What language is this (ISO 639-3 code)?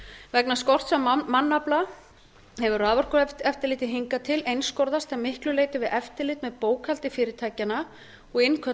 isl